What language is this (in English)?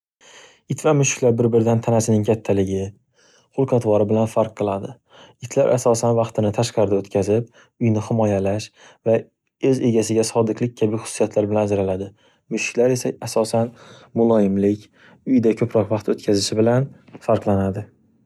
Uzbek